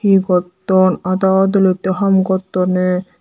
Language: Chakma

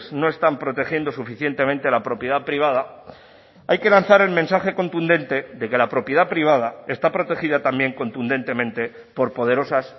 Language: Spanish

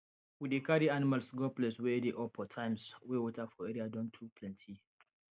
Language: Nigerian Pidgin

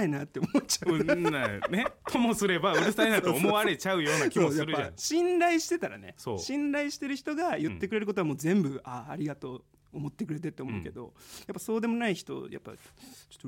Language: Japanese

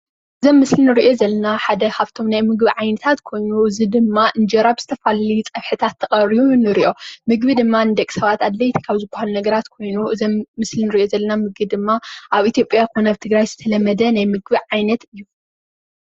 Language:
Tigrinya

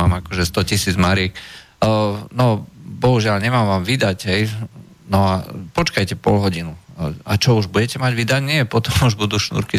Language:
Slovak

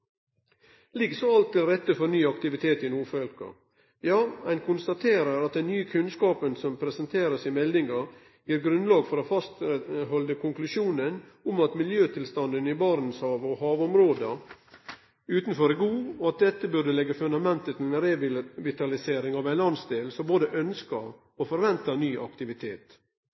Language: Norwegian Nynorsk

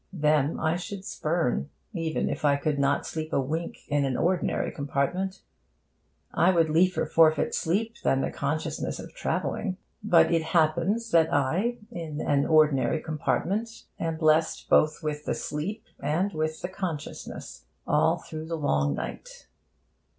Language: English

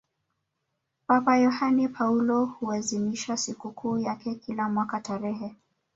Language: Swahili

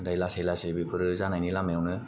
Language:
Bodo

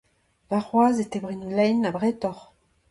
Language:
Breton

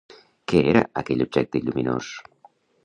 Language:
Catalan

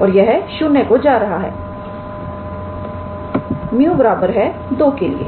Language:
Hindi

